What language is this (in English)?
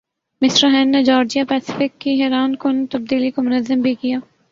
Urdu